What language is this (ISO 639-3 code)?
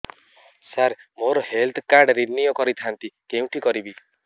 ori